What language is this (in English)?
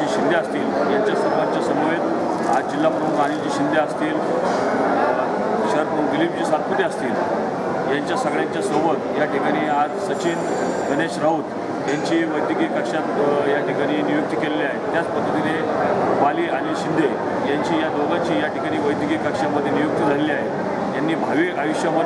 Hindi